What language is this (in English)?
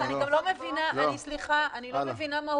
Hebrew